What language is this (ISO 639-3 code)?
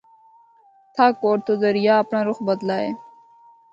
hno